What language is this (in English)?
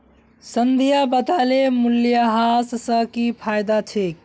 Magahi